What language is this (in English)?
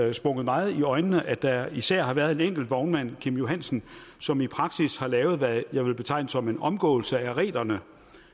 Danish